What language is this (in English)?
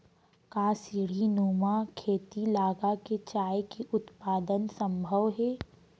Chhattisgarhi